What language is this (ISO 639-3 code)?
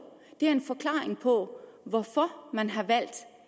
dan